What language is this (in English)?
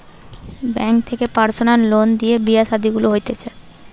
Bangla